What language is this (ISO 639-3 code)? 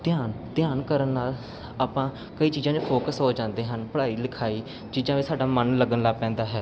pan